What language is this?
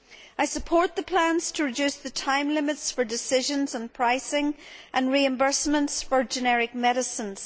English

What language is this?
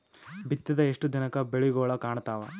Kannada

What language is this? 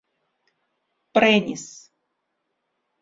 Esperanto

